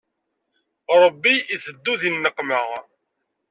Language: Kabyle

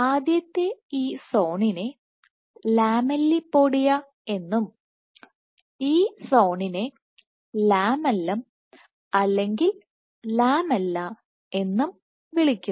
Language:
Malayalam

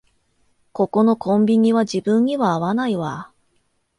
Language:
Japanese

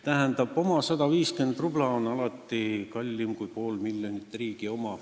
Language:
Estonian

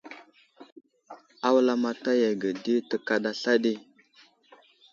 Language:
Wuzlam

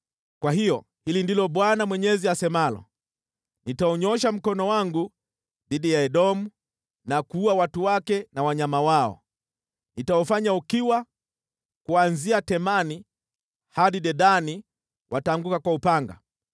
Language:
Swahili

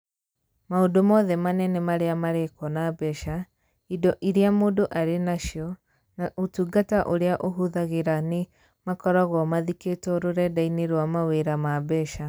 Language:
Kikuyu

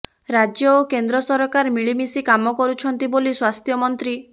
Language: Odia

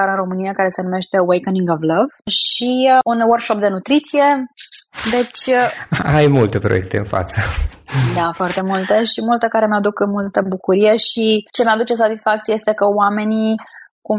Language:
Romanian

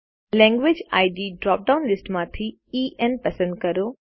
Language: Gujarati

